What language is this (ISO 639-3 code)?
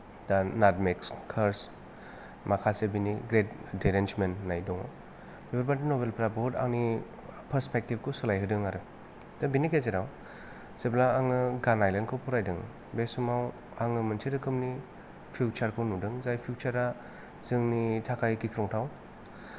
brx